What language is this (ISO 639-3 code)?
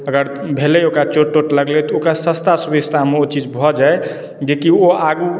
mai